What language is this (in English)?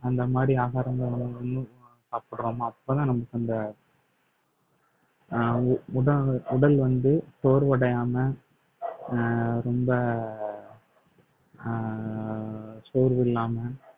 Tamil